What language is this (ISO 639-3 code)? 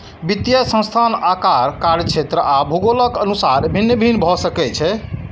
mai